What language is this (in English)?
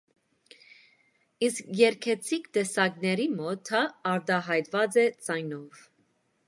Armenian